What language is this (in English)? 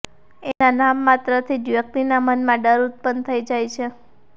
Gujarati